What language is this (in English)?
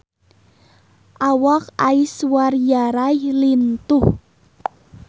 Sundanese